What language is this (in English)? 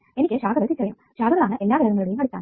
Malayalam